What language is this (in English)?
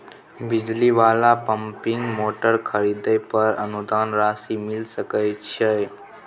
Maithili